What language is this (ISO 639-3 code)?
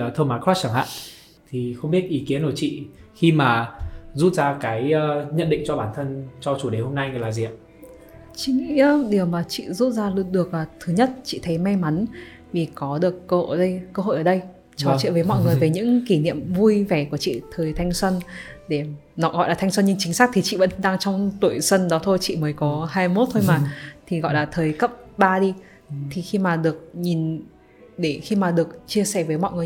vie